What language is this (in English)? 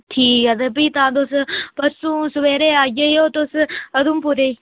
Dogri